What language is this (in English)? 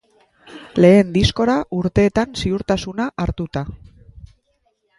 Basque